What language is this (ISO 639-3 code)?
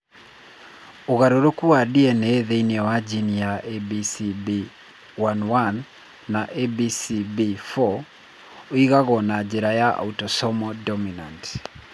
kik